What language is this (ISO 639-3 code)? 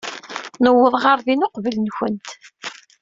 kab